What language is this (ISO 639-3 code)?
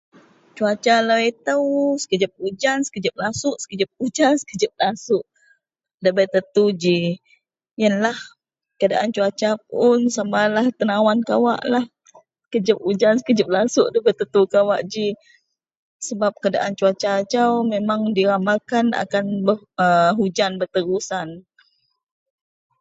mel